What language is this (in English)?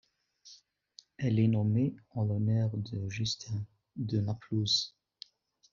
French